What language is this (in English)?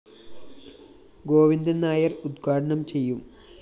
Malayalam